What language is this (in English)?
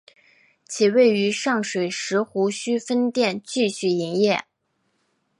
Chinese